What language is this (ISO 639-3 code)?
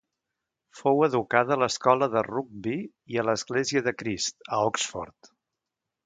cat